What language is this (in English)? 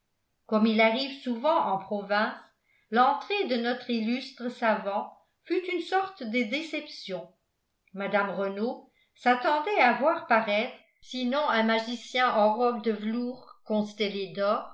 French